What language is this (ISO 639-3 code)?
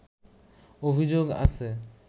ben